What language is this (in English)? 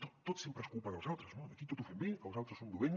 Catalan